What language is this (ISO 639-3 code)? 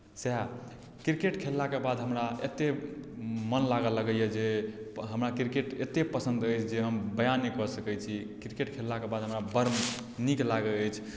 mai